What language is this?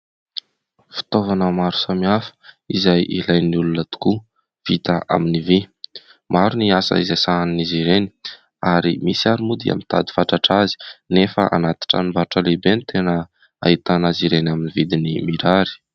Malagasy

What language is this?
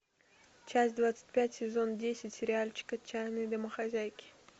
Russian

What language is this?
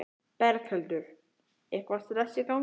Icelandic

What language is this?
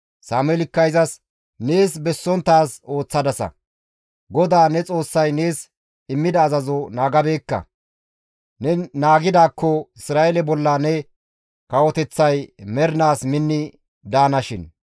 Gamo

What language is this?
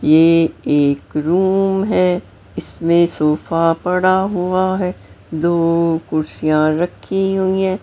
Hindi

